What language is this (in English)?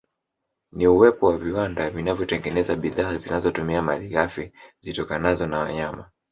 Swahili